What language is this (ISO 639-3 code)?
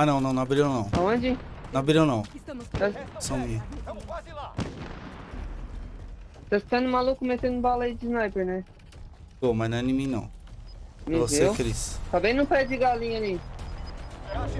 por